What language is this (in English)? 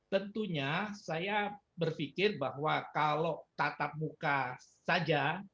Indonesian